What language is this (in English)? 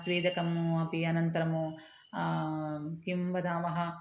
Sanskrit